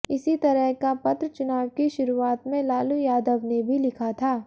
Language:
Hindi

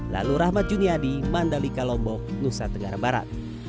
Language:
Indonesian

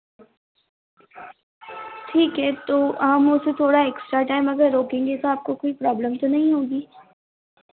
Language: Hindi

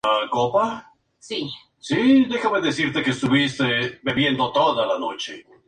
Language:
Spanish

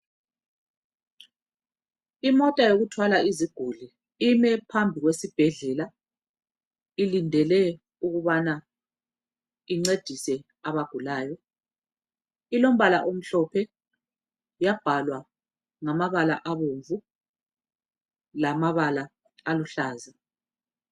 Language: North Ndebele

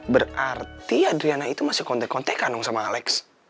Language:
Indonesian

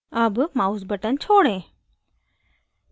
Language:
Hindi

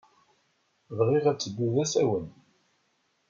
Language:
Kabyle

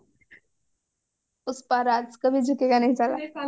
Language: Odia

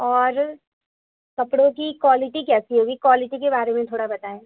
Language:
Urdu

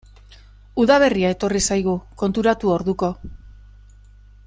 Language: Basque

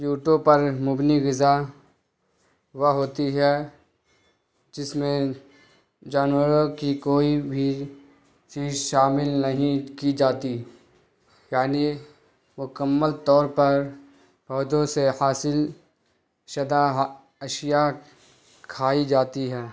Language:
Urdu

